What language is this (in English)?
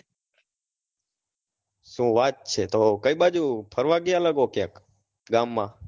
Gujarati